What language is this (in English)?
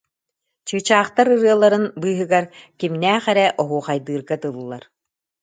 Yakut